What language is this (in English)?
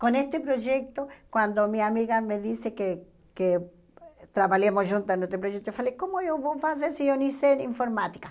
Portuguese